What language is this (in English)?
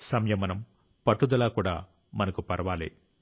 Telugu